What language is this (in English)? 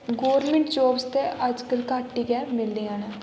Dogri